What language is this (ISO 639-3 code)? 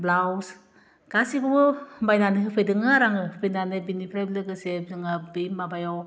brx